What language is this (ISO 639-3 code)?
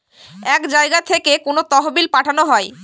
ben